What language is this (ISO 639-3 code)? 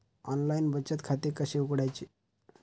mar